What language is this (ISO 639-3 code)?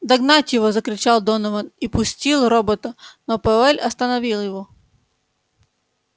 rus